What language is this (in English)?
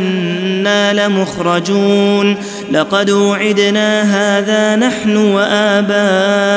Arabic